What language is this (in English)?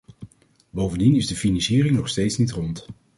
Dutch